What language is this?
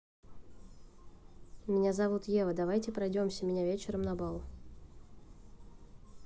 Russian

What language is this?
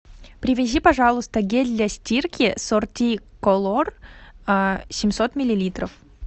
Russian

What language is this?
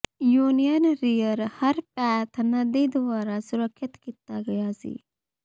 Punjabi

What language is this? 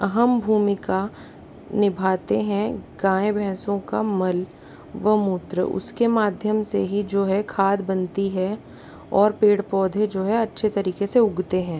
Hindi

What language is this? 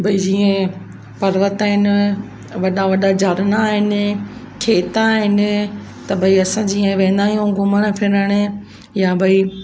Sindhi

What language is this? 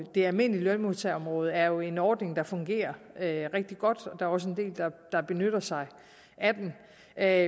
Danish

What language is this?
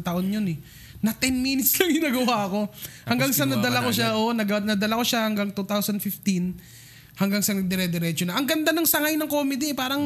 Filipino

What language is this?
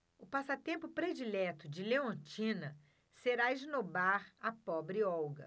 Portuguese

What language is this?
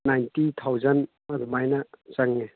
Manipuri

